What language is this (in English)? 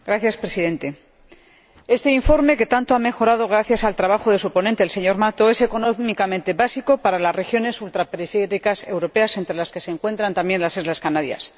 Spanish